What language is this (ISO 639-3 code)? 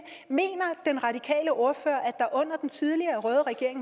dan